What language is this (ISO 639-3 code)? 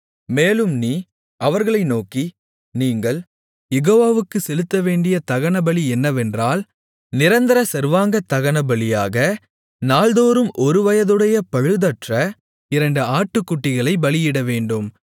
tam